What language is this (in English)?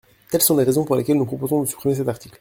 French